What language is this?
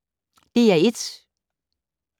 Danish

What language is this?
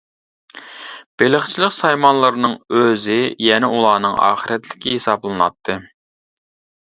Uyghur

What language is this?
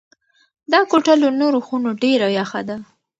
Pashto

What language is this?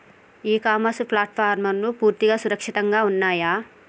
Telugu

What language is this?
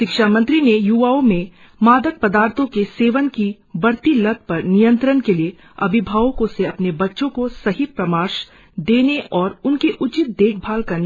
Hindi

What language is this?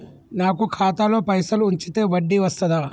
Telugu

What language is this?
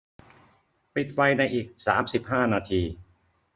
Thai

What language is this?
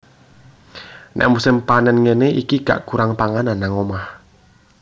Javanese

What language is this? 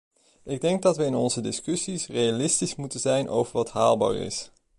Dutch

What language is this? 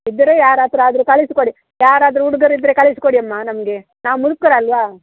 Kannada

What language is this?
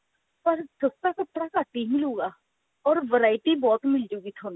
Punjabi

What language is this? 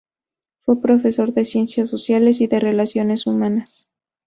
Spanish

